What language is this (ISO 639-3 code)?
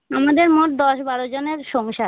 ben